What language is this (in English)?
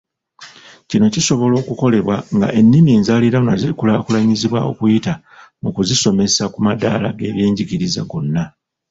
Ganda